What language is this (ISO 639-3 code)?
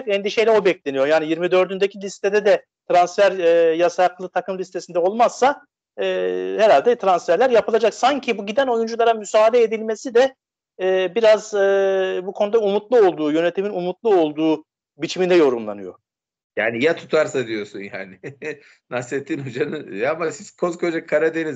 tur